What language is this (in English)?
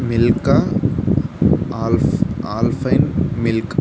Telugu